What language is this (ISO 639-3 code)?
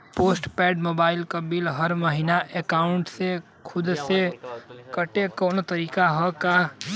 bho